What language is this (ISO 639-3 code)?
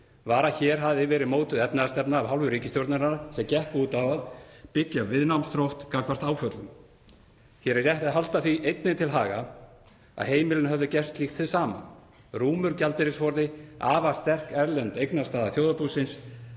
isl